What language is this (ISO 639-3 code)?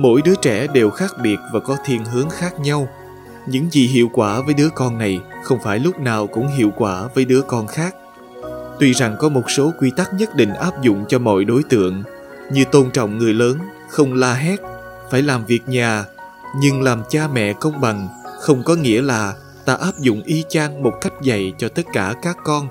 vie